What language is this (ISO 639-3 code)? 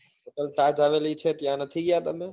guj